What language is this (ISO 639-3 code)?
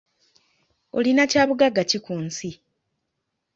lug